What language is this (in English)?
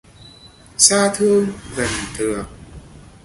Vietnamese